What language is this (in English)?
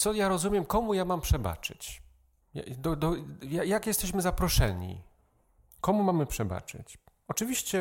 Polish